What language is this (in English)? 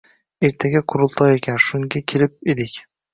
Uzbek